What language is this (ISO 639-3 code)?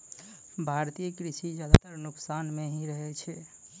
mai